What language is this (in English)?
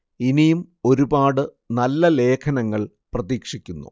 Malayalam